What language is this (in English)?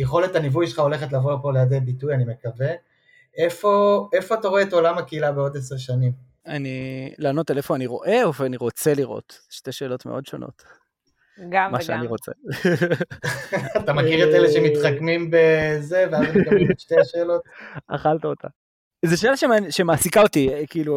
Hebrew